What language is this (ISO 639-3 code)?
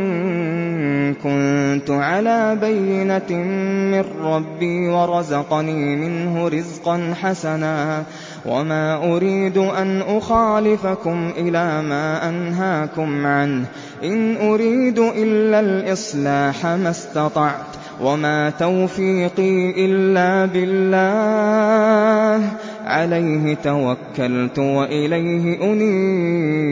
ara